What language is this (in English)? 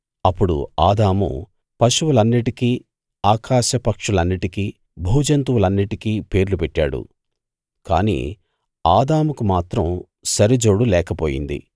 Telugu